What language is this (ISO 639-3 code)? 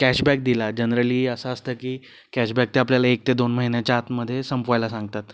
mar